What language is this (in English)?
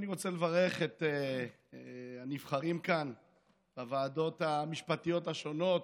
Hebrew